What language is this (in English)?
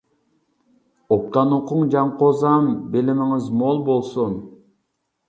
Uyghur